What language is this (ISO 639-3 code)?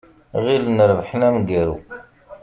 kab